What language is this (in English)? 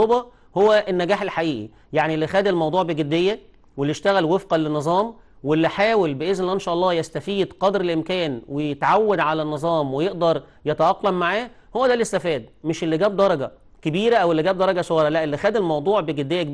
Arabic